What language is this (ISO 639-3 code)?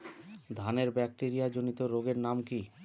ben